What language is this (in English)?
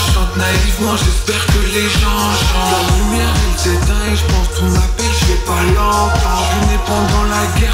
Romanian